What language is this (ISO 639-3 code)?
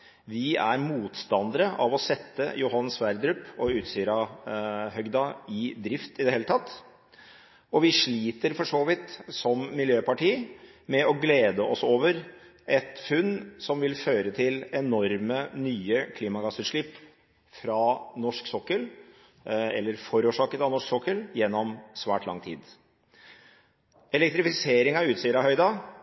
nob